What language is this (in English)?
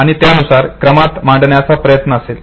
Marathi